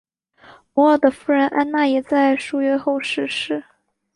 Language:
Chinese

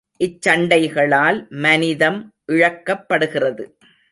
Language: Tamil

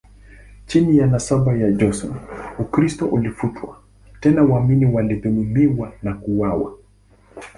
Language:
Swahili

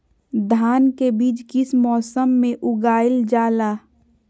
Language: Magahi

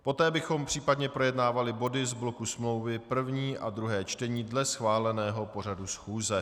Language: Czech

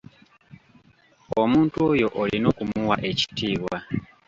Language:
Ganda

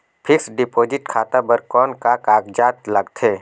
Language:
Chhattisgarhi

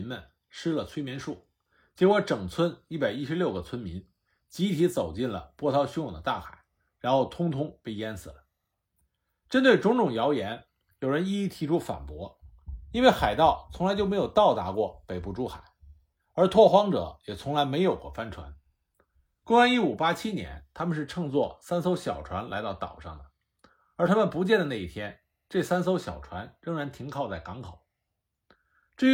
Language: Chinese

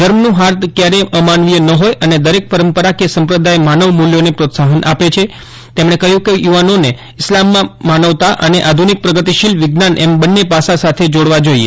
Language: Gujarati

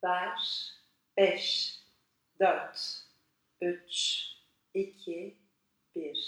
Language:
Turkish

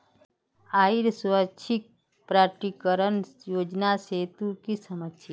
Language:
Magahi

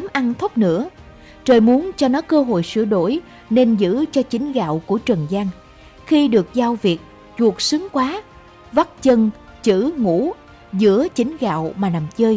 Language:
Vietnamese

